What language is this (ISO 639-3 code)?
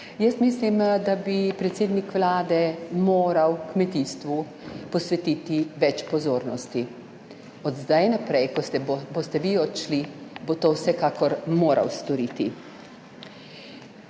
slv